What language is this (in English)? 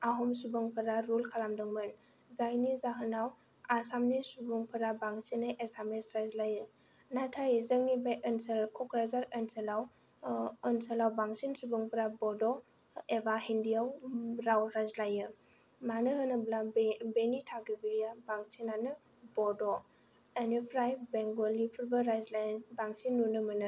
Bodo